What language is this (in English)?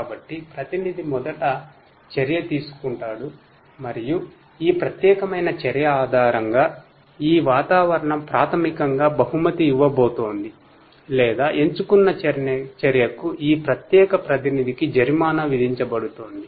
Telugu